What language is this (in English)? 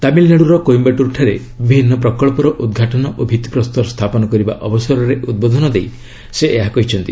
Odia